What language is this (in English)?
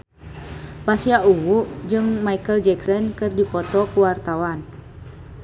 Sundanese